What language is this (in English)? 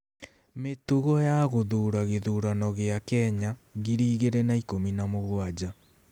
Kikuyu